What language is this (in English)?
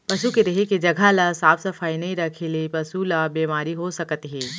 Chhattisgarhi